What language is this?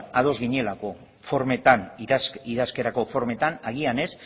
Basque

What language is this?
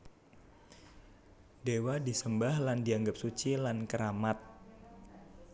Javanese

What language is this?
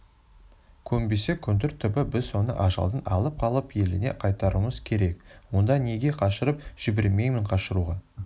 Kazakh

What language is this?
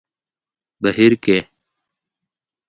Pashto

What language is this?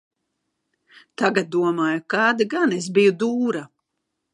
Latvian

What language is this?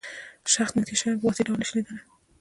Pashto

